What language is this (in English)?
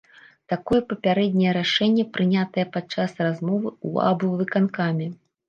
Belarusian